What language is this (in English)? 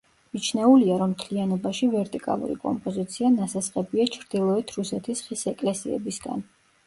Georgian